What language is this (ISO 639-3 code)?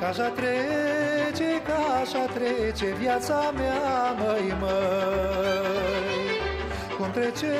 ron